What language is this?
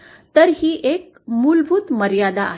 Marathi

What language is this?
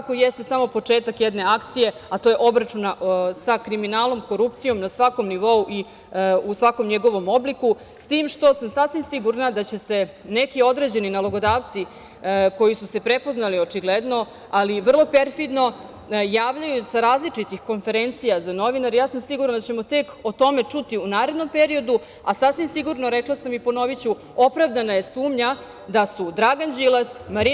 Serbian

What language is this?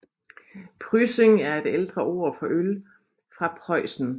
Danish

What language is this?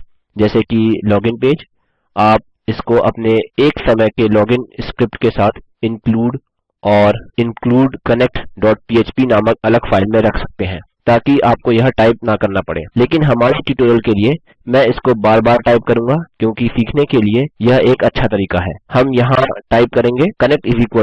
Hindi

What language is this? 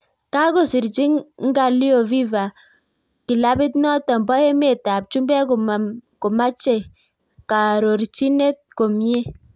Kalenjin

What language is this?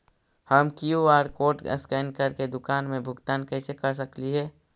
Magahi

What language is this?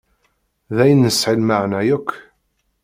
Kabyle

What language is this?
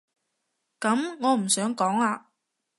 Cantonese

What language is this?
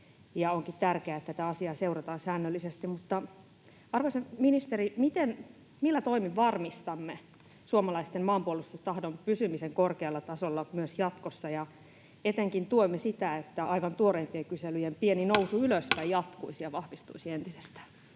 Finnish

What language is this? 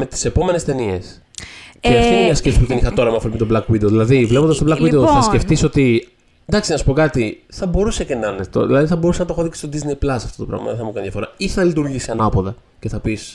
Greek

